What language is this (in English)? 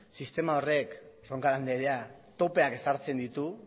Basque